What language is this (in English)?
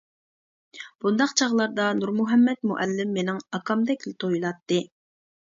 Uyghur